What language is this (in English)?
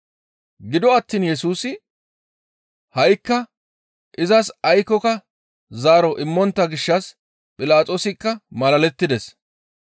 Gamo